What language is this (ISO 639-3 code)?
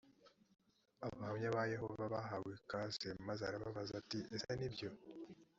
kin